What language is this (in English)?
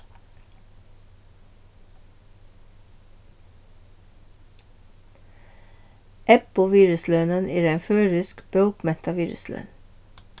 Faroese